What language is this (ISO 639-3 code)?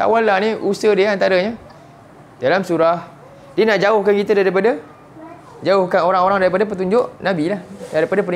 msa